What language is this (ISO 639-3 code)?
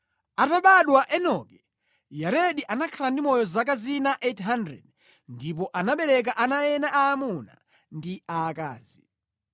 nya